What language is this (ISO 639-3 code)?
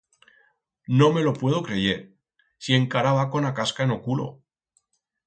arg